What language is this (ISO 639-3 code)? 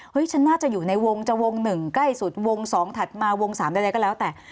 tha